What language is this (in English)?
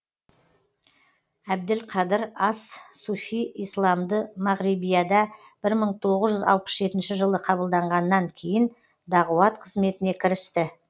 Kazakh